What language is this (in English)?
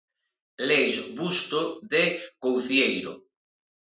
Galician